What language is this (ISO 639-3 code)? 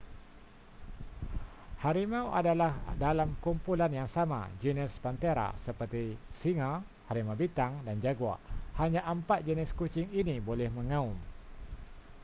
msa